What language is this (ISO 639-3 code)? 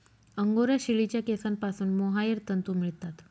mar